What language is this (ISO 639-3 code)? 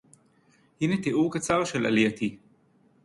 heb